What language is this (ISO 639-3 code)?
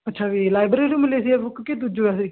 pan